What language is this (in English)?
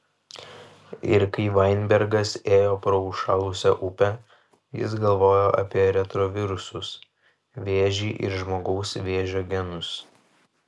Lithuanian